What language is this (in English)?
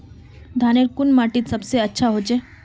Magahi